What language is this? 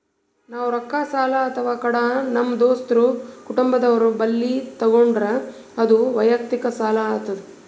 Kannada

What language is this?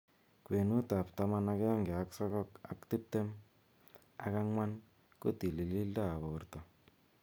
Kalenjin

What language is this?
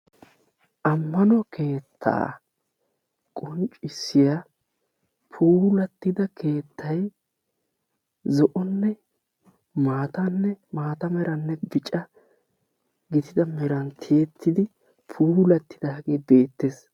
Wolaytta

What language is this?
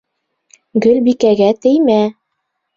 Bashkir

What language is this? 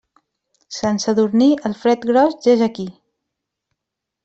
Catalan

